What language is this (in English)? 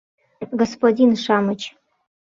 Mari